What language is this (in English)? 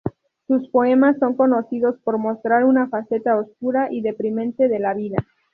Spanish